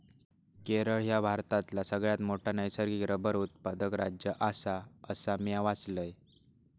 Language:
Marathi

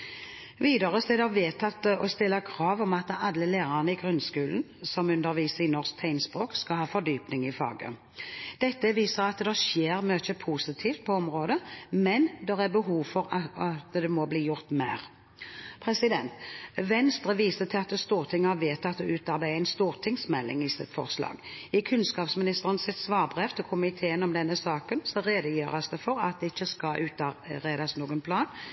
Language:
Norwegian Bokmål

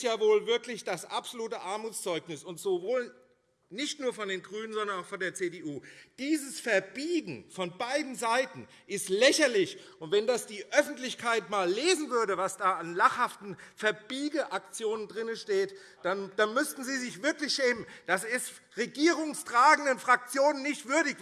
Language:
German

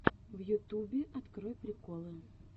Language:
Russian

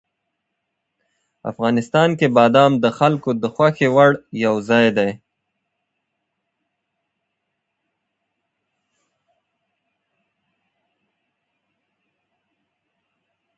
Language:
Pashto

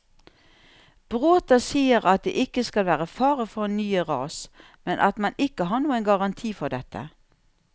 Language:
Norwegian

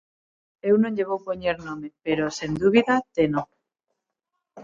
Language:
Galician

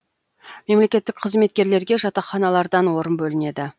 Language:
Kazakh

